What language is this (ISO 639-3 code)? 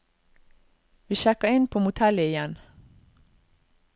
nor